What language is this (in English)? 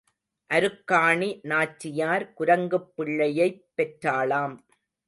Tamil